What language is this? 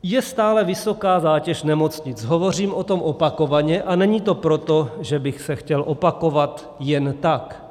Czech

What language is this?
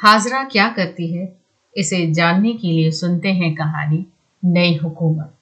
Hindi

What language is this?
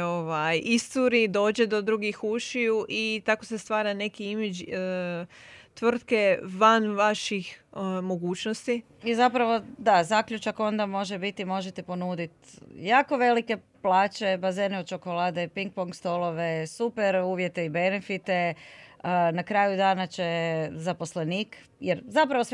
Croatian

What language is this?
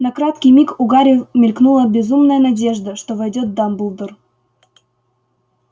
Russian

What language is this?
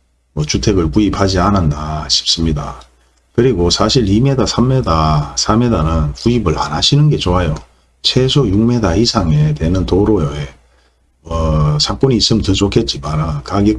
Korean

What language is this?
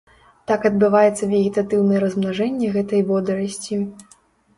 Belarusian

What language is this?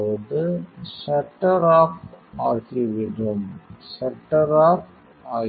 Tamil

